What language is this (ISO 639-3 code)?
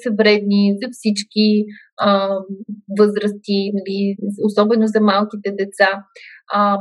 bul